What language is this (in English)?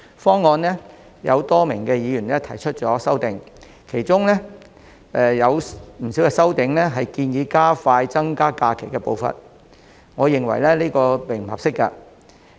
Cantonese